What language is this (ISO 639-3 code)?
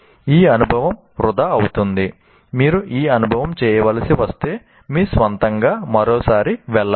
tel